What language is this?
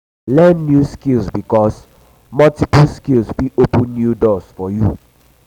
Nigerian Pidgin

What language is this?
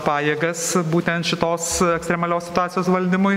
Lithuanian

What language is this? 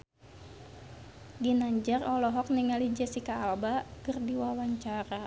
Sundanese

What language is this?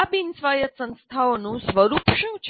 Gujarati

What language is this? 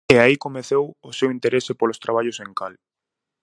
Galician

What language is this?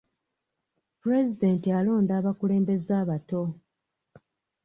Ganda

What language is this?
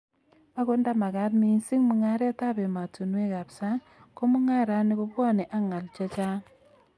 Kalenjin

